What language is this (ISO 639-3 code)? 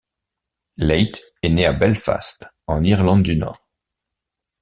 fra